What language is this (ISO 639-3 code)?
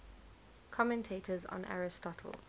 eng